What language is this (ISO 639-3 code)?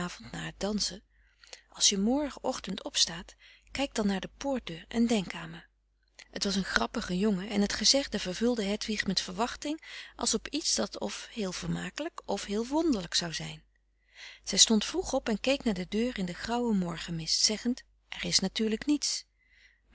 nld